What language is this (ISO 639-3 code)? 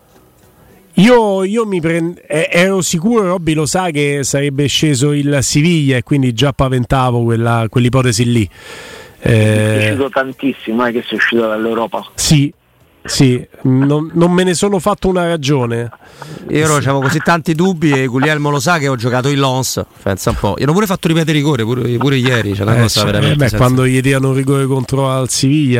ita